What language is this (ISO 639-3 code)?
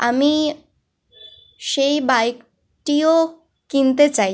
ben